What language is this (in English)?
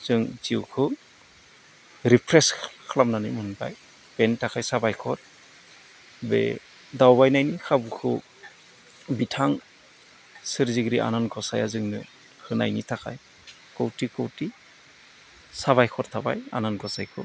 Bodo